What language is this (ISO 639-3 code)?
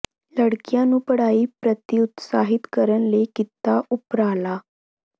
pan